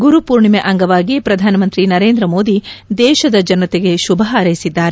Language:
Kannada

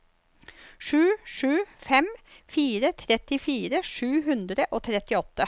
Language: Norwegian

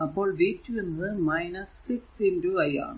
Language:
Malayalam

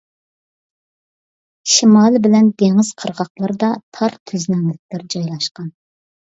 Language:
Uyghur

